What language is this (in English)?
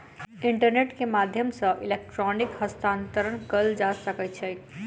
Maithili